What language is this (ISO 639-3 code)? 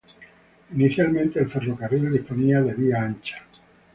spa